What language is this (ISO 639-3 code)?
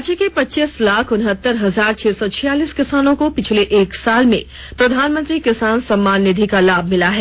hin